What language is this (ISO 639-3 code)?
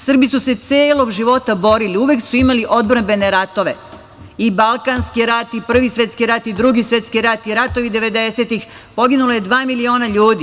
srp